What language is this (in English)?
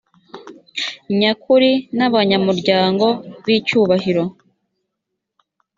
Kinyarwanda